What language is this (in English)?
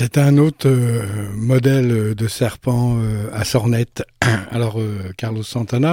French